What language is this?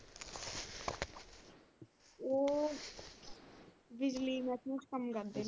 Punjabi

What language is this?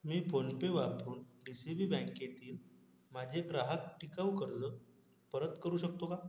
Marathi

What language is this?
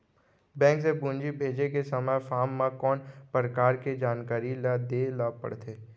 Chhattisgarhi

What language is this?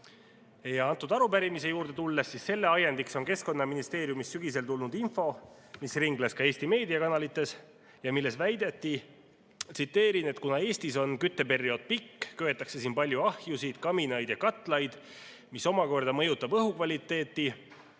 Estonian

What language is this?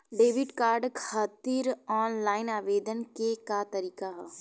Bhojpuri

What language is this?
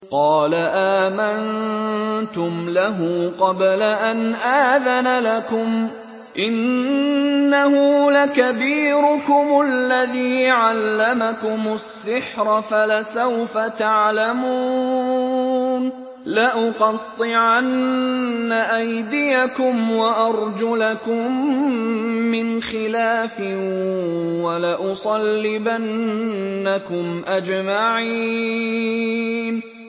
Arabic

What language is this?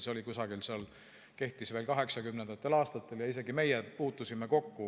Estonian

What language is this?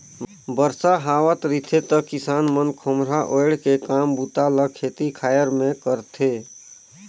Chhattisgarhi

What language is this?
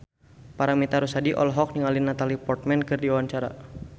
Sundanese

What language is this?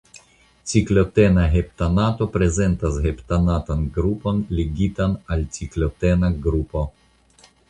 Esperanto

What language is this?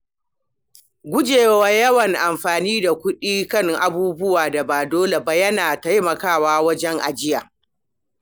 Hausa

